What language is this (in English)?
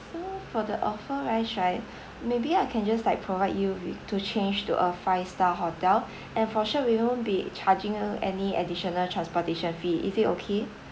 English